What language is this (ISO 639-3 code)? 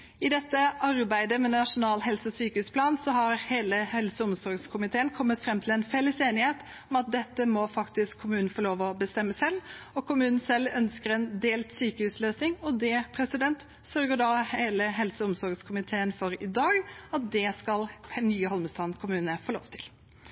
nob